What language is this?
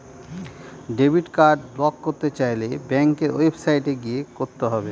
Bangla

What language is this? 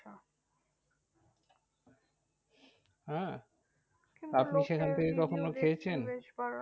Bangla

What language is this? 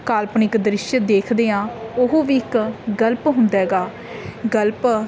Punjabi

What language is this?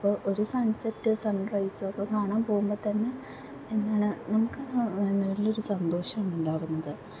Malayalam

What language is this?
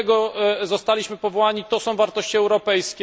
Polish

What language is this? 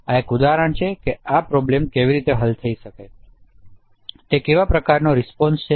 Gujarati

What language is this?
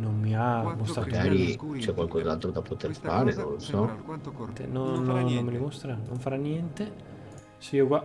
Italian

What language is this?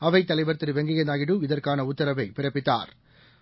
Tamil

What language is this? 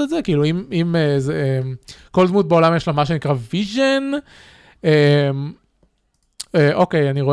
Hebrew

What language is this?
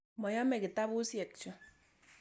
Kalenjin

